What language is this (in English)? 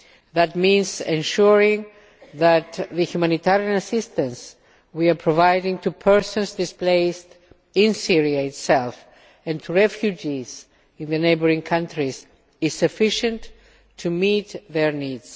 English